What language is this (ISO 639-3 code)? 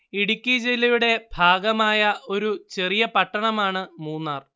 mal